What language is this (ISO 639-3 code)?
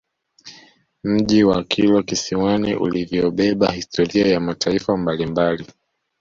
swa